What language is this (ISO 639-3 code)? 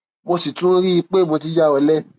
yor